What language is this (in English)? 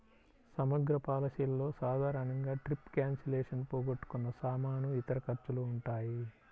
Telugu